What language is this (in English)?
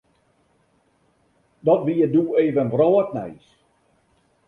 Western Frisian